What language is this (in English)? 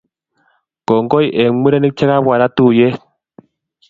Kalenjin